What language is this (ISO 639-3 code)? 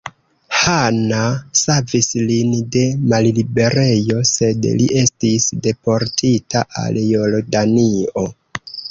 epo